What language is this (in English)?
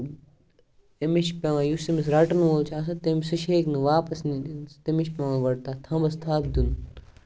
Kashmiri